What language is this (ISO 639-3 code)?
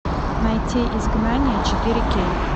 rus